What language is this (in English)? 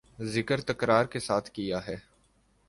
Urdu